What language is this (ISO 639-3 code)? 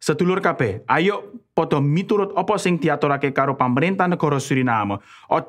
nld